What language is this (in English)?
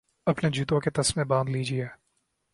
Urdu